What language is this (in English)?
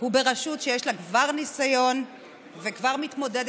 Hebrew